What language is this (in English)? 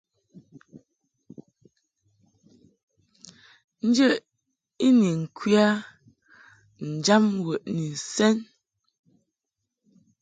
Mungaka